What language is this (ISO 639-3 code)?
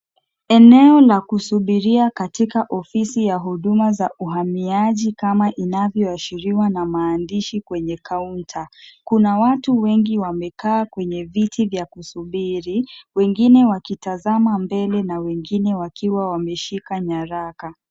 swa